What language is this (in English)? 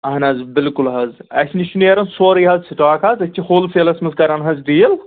Kashmiri